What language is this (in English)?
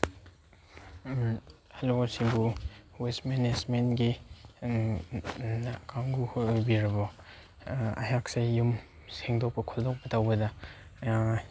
Manipuri